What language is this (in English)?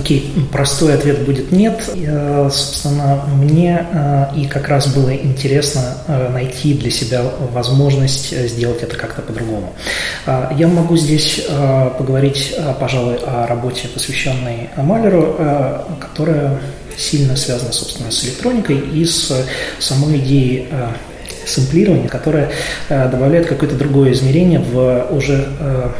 Russian